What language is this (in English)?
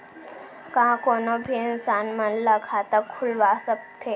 Chhattisgarhi